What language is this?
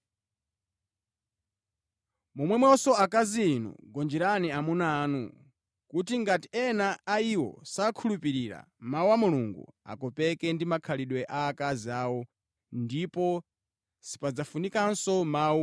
Nyanja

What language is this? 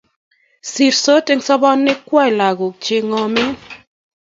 Kalenjin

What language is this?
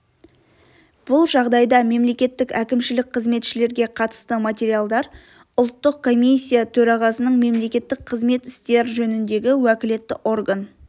Kazakh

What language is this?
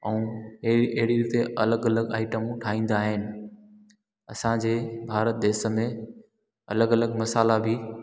Sindhi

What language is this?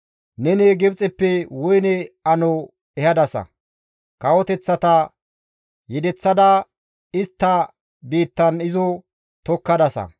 Gamo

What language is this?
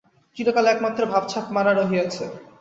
Bangla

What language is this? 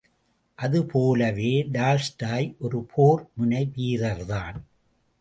Tamil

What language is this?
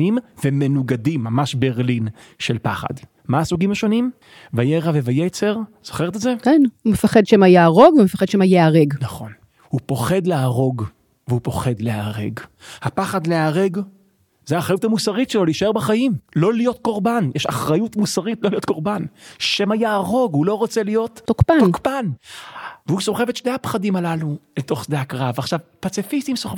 Hebrew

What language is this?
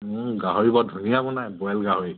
Assamese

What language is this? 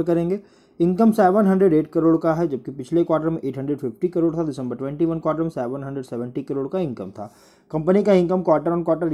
Hindi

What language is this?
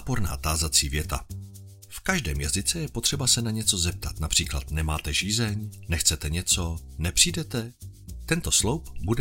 Czech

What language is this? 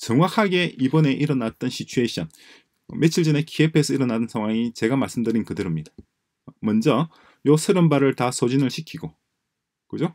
Korean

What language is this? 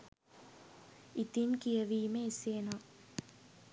Sinhala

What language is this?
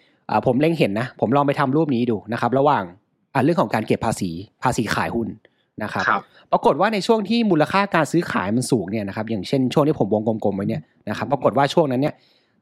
Thai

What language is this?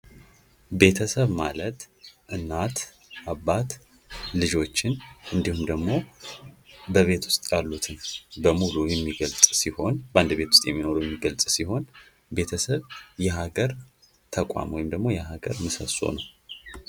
Amharic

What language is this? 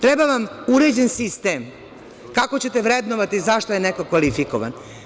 Serbian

